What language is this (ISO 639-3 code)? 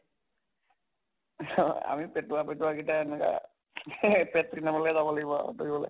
asm